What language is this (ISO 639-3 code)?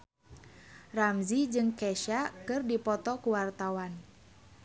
sun